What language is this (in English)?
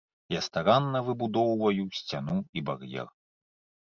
Belarusian